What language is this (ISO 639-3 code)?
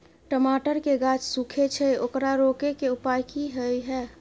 mai